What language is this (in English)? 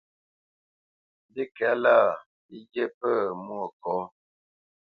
Bamenyam